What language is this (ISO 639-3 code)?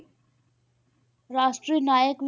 pan